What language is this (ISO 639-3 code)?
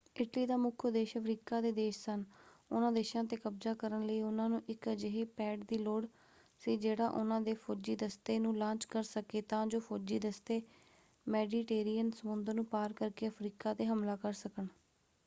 pan